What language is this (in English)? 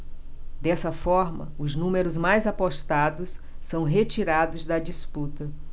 Portuguese